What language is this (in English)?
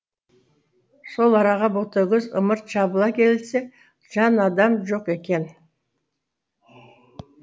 Kazakh